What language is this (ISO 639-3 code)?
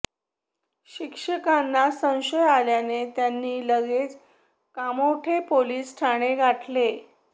mar